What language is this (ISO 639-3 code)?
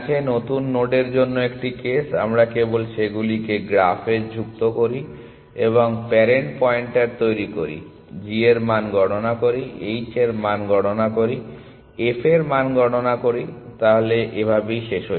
ben